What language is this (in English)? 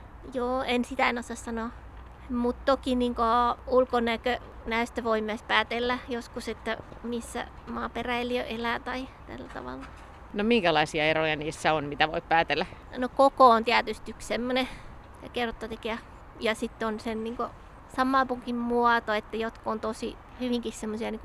Finnish